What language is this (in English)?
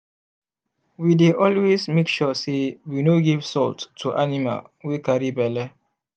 Nigerian Pidgin